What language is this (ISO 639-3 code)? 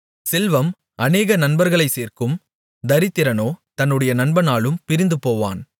tam